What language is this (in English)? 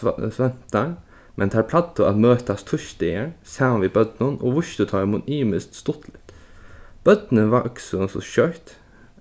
Faroese